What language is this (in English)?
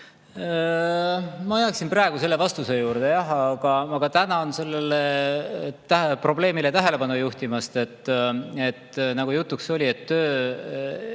Estonian